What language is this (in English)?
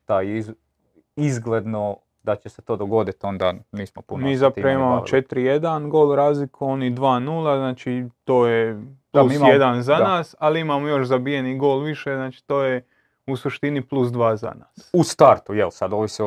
Croatian